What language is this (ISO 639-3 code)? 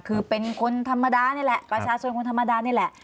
tha